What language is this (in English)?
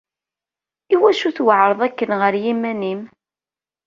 Kabyle